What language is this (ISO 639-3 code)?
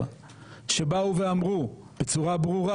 heb